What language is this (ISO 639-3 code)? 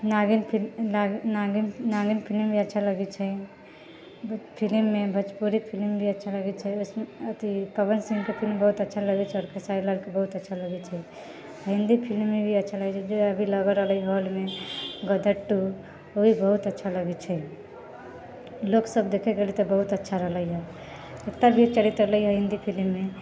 mai